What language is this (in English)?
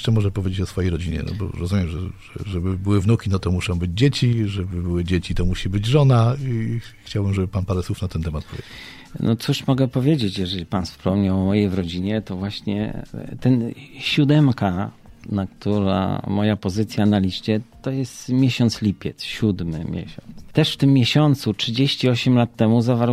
Polish